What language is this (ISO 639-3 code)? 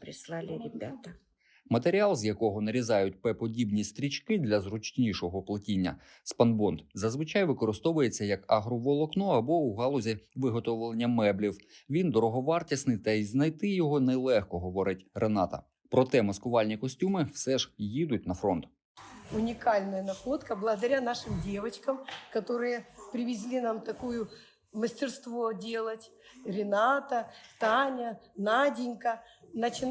ukr